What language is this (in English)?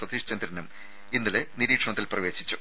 Malayalam